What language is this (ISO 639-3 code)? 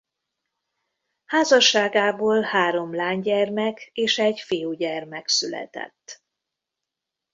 hun